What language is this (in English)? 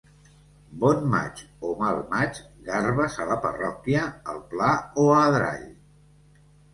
Catalan